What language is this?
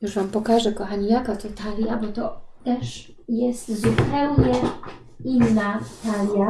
Polish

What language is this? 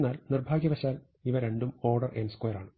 Malayalam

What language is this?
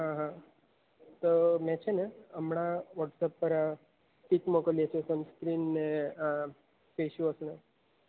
Gujarati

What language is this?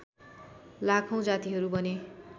Nepali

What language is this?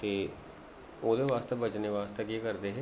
Dogri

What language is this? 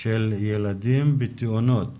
Hebrew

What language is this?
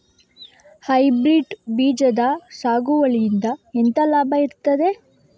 Kannada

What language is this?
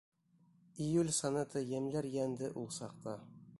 Bashkir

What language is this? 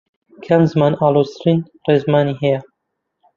Central Kurdish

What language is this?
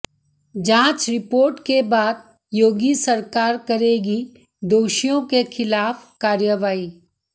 Hindi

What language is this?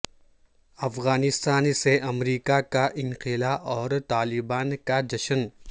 Urdu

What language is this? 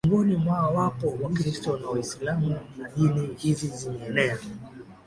Swahili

